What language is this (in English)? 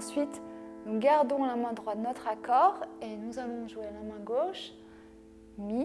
French